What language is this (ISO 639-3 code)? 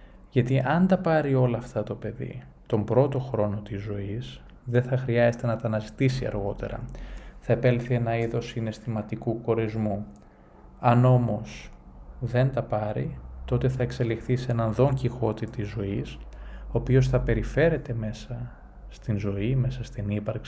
ell